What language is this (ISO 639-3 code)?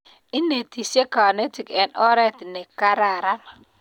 kln